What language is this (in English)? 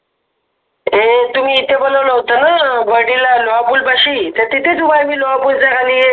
Marathi